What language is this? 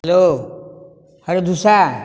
Odia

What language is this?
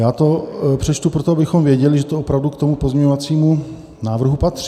Czech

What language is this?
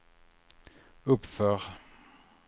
Swedish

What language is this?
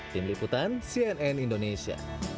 Indonesian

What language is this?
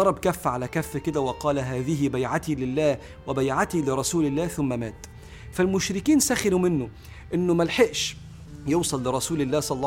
Arabic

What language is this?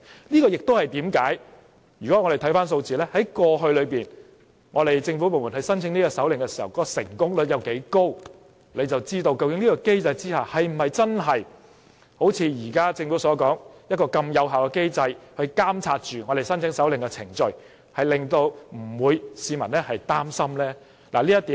Cantonese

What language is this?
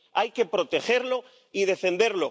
Spanish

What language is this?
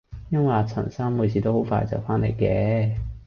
Cantonese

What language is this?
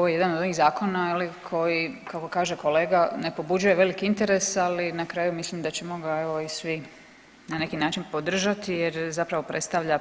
Croatian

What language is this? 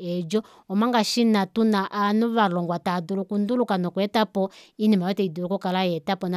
Kuanyama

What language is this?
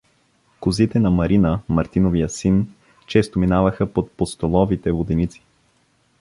Bulgarian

